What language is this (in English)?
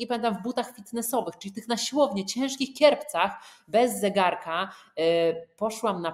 Polish